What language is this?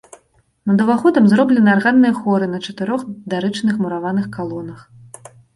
Belarusian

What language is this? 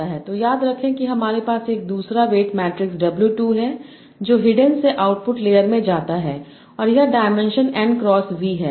Hindi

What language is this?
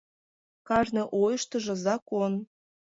Mari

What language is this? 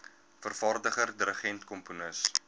Afrikaans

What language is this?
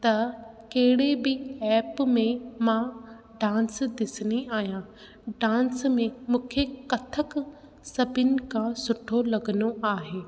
Sindhi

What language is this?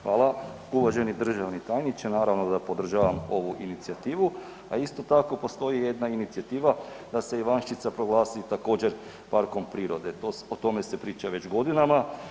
Croatian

